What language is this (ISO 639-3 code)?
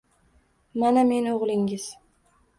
uzb